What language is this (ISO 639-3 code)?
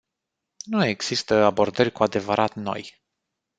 ron